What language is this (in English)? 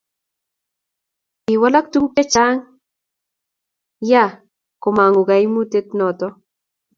Kalenjin